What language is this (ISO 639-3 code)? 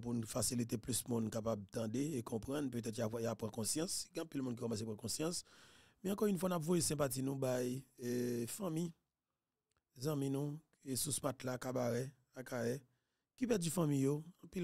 fra